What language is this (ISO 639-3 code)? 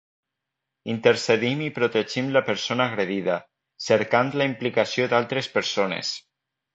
cat